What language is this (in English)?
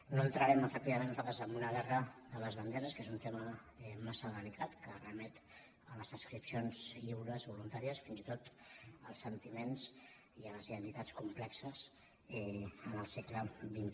Catalan